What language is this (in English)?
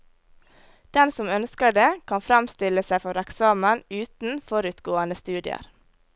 Norwegian